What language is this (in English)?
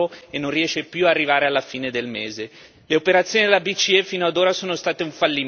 Italian